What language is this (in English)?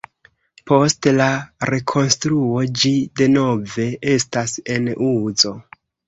Esperanto